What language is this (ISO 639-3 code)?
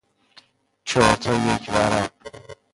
fas